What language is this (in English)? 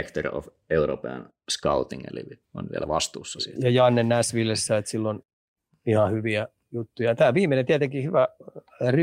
Finnish